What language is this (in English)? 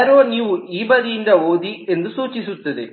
Kannada